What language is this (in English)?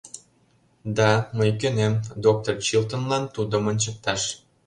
Mari